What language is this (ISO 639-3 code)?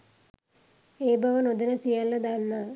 sin